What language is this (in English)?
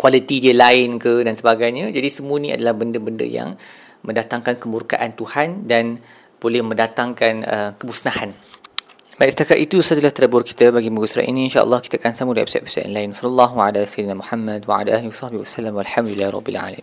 Malay